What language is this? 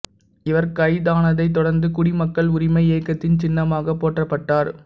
Tamil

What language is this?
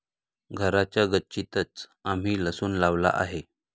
Marathi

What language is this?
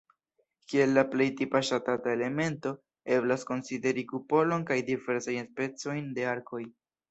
Esperanto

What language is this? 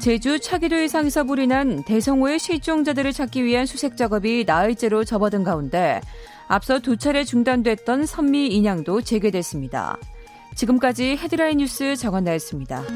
Korean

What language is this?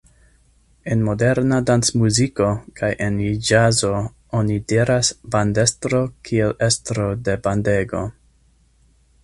Esperanto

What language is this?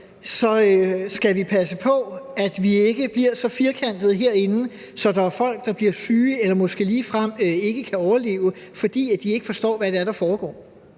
Danish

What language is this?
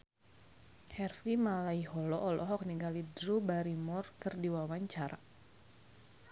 Sundanese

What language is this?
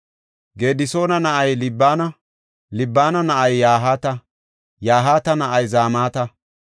Gofa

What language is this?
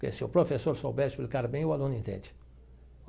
Portuguese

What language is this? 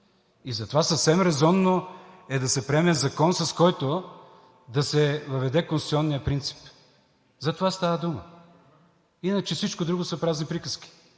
Bulgarian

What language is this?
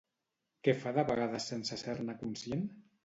Catalan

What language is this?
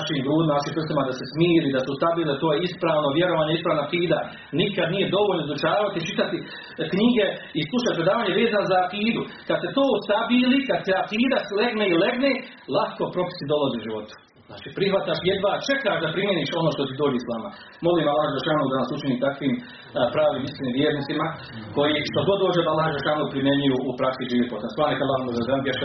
Croatian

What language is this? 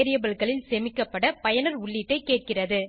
Tamil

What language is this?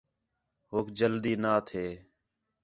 Khetrani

